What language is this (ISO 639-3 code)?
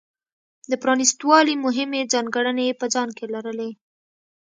pus